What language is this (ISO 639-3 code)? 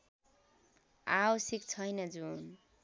nep